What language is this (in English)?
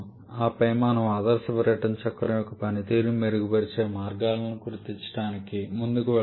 Telugu